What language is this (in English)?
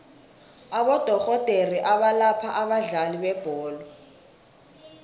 South Ndebele